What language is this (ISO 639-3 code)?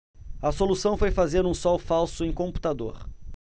por